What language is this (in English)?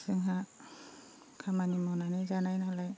Bodo